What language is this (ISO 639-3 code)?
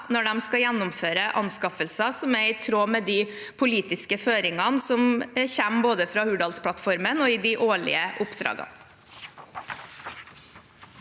nor